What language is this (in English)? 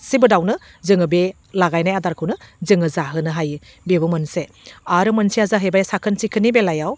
Bodo